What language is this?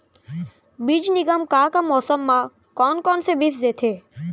Chhattisgarhi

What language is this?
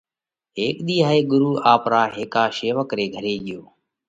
Parkari Koli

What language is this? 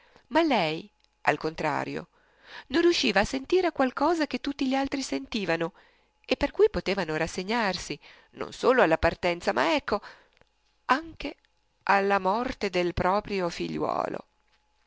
Italian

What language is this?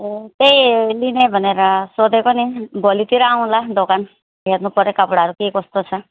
Nepali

